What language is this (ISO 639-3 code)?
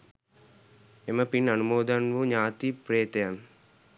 sin